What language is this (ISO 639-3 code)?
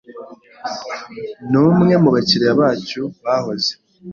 kin